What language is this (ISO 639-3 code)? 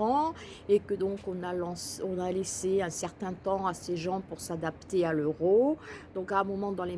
fra